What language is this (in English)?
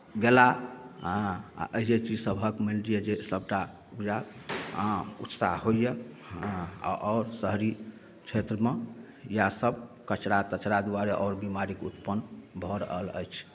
Maithili